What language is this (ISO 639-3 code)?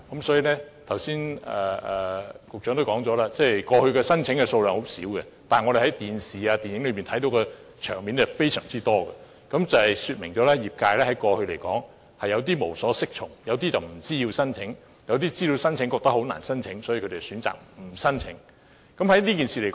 yue